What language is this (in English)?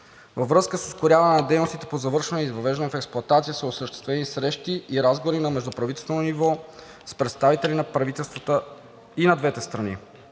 Bulgarian